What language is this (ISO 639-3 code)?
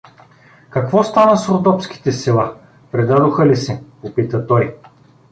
bul